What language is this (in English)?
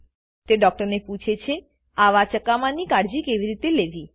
Gujarati